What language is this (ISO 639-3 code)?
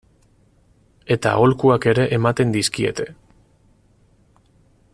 eus